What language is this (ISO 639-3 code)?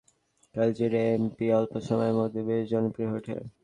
ben